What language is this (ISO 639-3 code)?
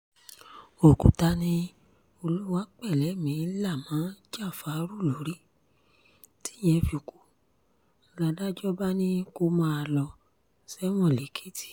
yor